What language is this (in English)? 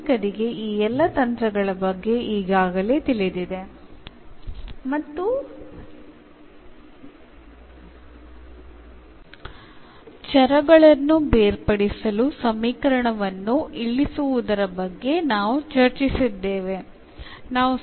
Malayalam